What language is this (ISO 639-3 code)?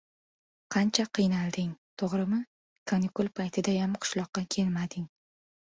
uzb